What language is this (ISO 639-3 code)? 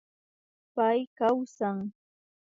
qvi